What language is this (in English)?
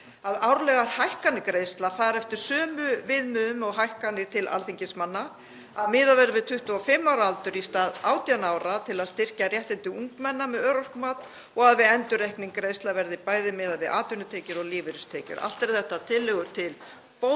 Icelandic